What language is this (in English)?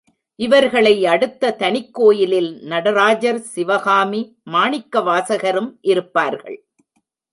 Tamil